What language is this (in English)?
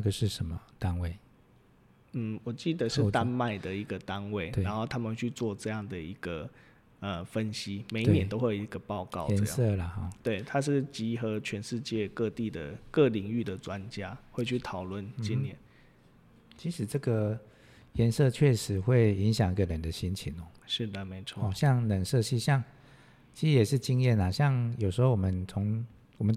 Chinese